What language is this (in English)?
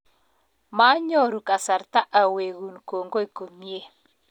Kalenjin